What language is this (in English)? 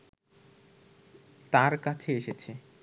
Bangla